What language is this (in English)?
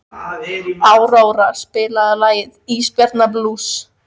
Icelandic